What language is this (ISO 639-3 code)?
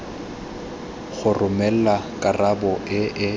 tsn